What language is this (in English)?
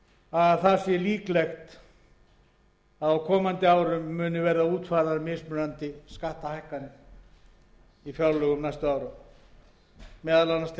Icelandic